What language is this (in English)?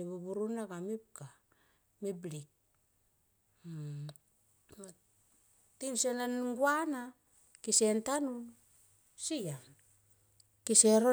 Tomoip